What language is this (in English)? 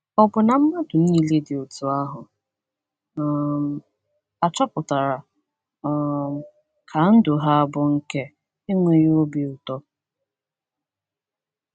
Igbo